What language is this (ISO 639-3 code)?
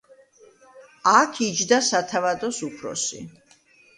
kat